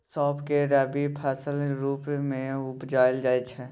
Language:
Maithili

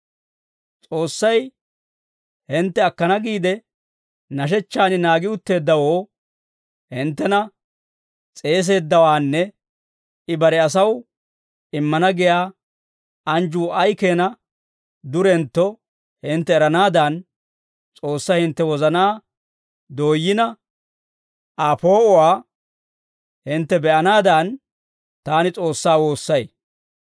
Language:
Dawro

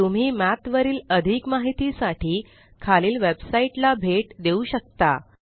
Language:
Marathi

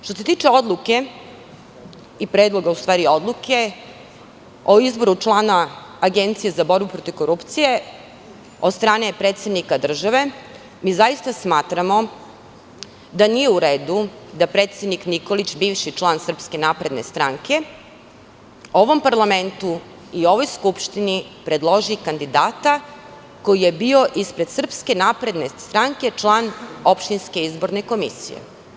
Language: Serbian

